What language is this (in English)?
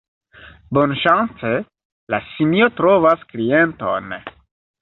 Esperanto